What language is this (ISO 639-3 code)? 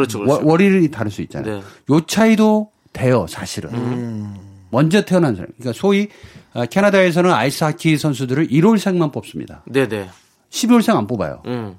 kor